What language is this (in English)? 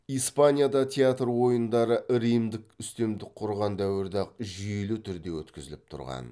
Kazakh